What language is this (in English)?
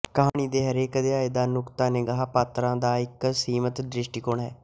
Punjabi